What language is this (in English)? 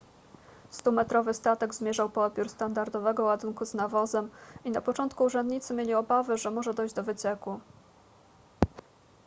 Polish